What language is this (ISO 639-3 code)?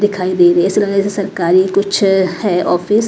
hin